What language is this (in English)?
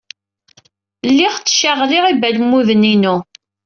Kabyle